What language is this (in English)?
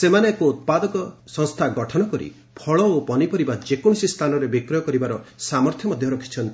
Odia